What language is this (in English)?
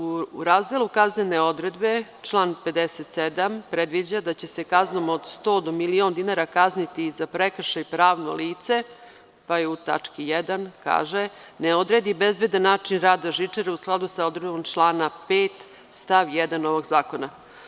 Serbian